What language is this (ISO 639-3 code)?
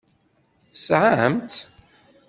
kab